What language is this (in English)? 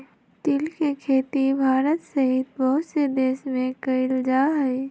Magahi